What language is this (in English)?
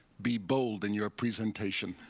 English